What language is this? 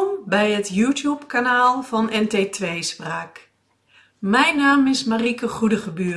Dutch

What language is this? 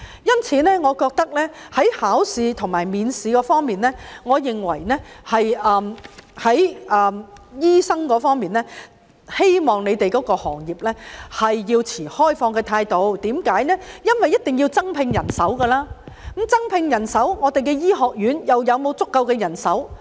Cantonese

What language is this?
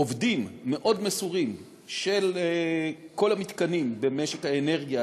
Hebrew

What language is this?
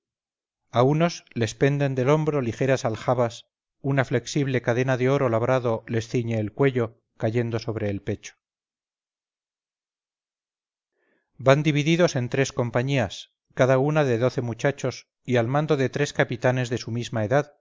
Spanish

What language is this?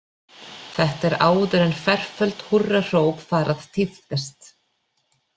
Icelandic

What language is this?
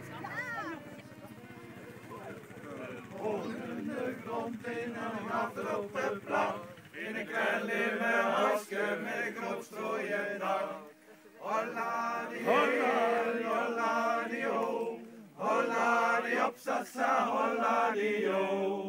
Dutch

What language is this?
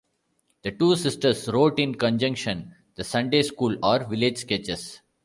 English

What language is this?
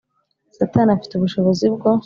Kinyarwanda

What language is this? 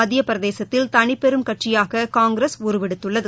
Tamil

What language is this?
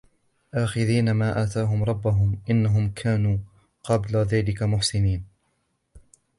Arabic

